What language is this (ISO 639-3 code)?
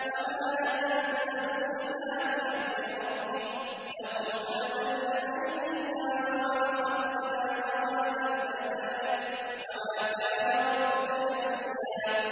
ara